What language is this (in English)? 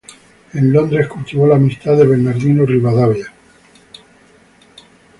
Spanish